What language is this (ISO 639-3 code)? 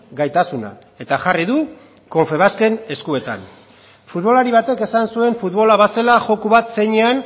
eus